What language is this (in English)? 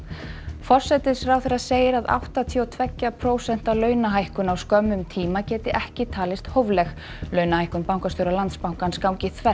Icelandic